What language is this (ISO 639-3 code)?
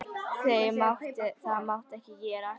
isl